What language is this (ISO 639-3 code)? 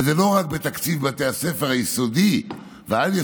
heb